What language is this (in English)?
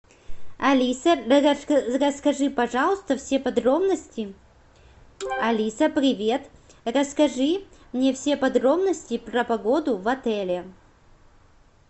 Russian